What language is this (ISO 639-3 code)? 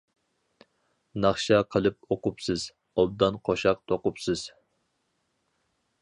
uig